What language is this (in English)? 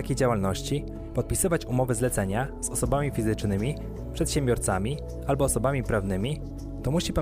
Polish